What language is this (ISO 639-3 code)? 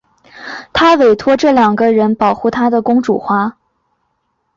zho